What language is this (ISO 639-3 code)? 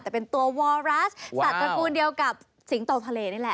tha